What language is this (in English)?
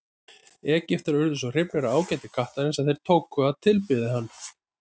Icelandic